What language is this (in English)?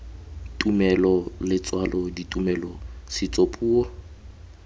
Tswana